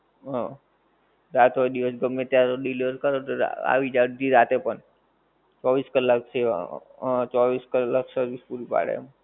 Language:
Gujarati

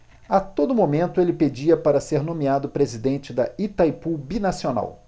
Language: Portuguese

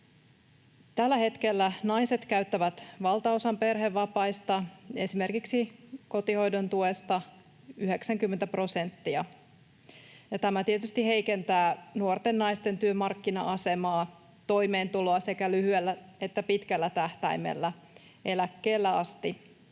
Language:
Finnish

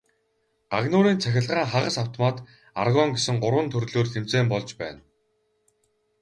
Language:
Mongolian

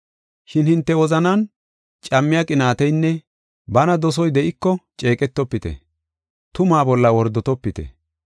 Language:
Gofa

